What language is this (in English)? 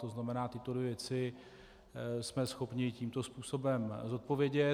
Czech